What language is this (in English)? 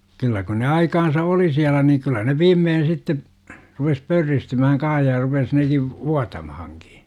Finnish